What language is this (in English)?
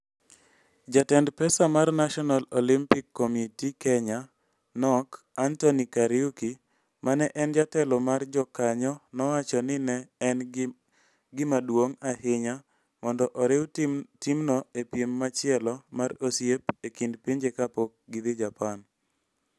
Luo (Kenya and Tanzania)